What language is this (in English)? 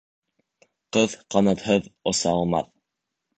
Bashkir